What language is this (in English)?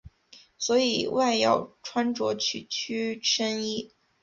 Chinese